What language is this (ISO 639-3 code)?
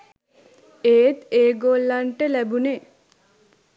sin